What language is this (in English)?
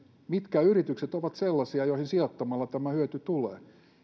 Finnish